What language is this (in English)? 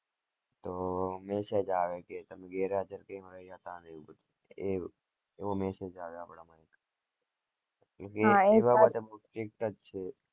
Gujarati